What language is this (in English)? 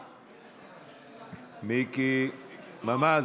Hebrew